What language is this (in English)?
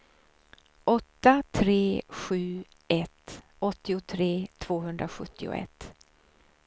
Swedish